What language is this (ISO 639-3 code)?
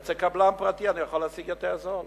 heb